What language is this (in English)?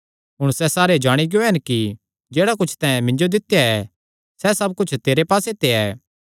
Kangri